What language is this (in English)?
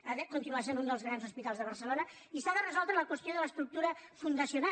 Catalan